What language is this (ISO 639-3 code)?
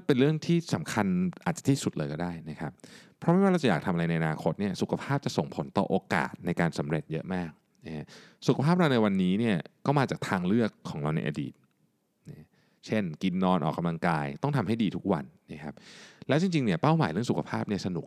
tha